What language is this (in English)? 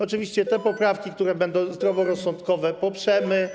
Polish